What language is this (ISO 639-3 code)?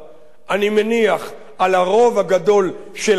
heb